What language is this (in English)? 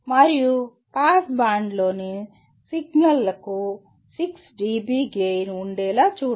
Telugu